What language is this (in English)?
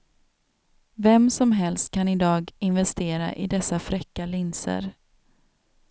Swedish